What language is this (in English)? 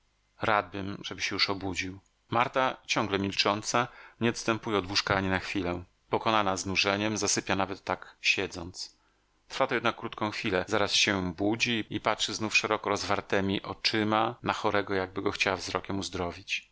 Polish